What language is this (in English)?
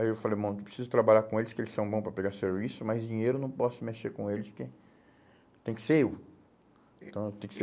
Portuguese